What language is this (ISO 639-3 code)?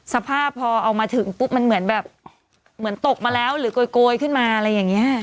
tha